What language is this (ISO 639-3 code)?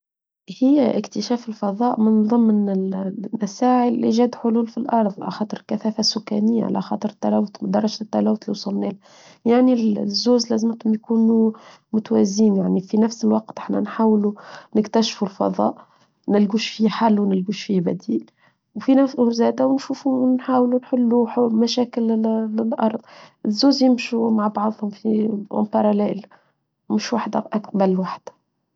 aeb